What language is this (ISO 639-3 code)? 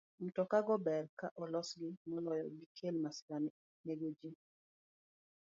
luo